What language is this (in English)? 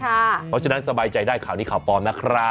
Thai